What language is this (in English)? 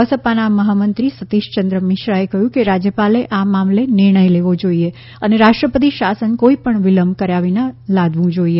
Gujarati